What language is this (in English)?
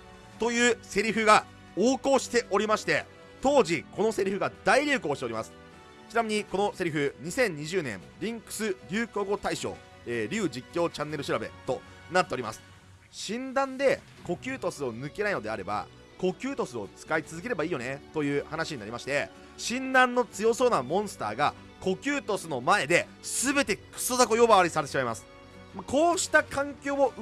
Japanese